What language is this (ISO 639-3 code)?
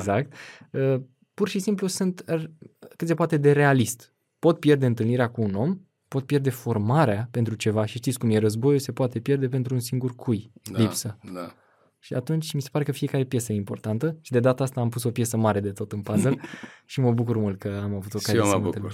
ron